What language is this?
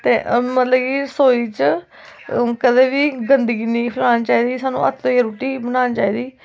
Dogri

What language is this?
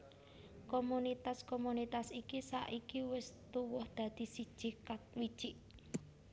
Javanese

